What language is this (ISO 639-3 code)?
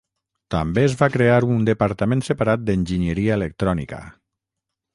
cat